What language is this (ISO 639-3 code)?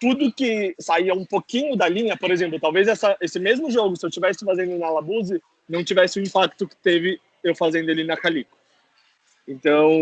por